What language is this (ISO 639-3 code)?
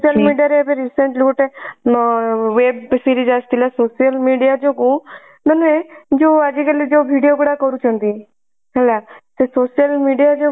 ori